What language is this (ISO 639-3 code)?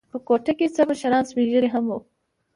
pus